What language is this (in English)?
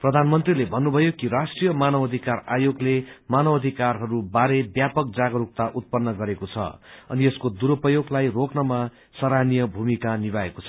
Nepali